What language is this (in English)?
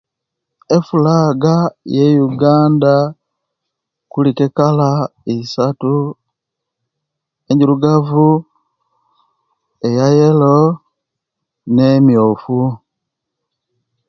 Kenyi